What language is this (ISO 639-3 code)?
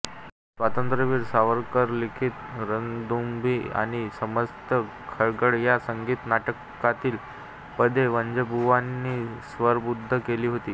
mar